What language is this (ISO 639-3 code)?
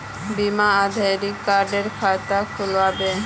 mag